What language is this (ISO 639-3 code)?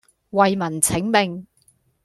yue